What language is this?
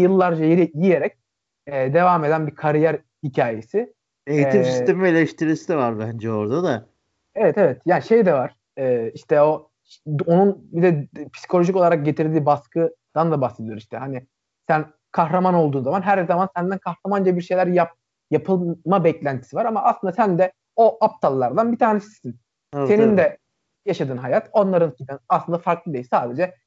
Turkish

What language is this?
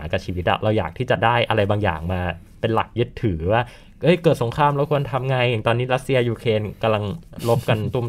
Thai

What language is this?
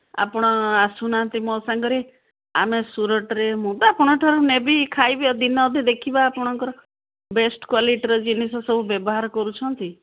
Odia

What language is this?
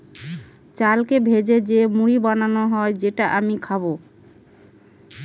Bangla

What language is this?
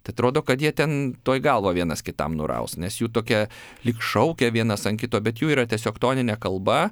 Lithuanian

